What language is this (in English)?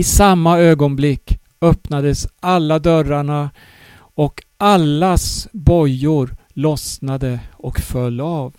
Swedish